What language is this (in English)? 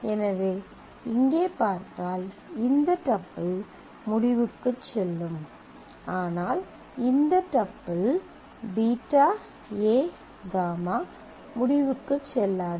Tamil